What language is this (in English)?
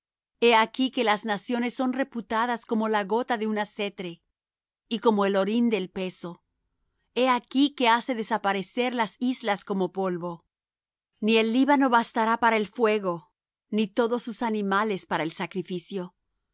Spanish